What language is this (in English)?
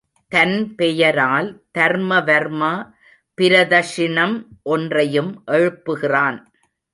Tamil